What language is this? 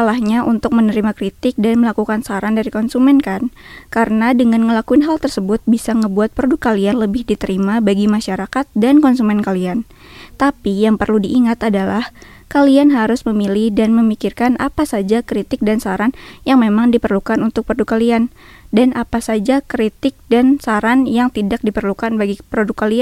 Indonesian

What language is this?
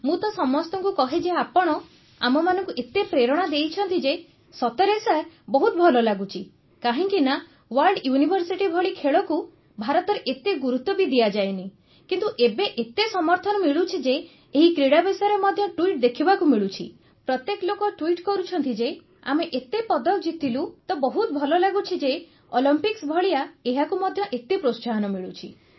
Odia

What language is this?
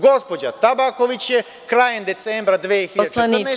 Serbian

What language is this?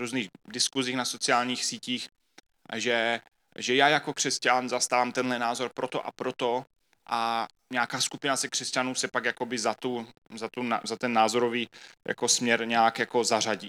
Czech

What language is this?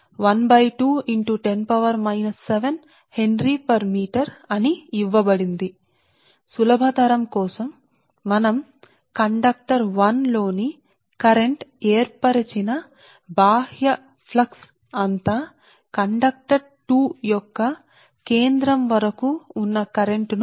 Telugu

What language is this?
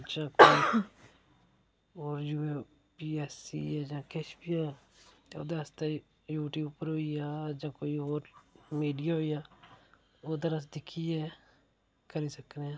Dogri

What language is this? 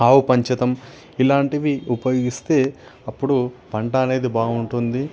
Telugu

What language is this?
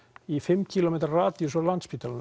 Icelandic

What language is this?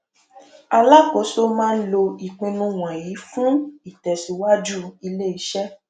Yoruba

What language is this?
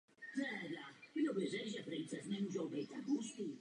Czech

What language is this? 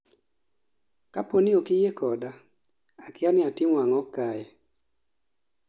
Luo (Kenya and Tanzania)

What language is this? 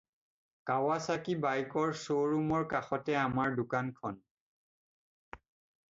Assamese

